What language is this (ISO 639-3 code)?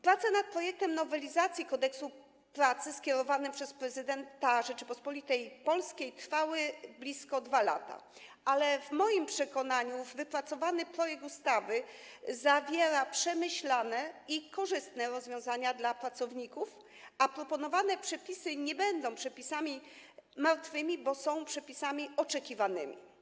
pol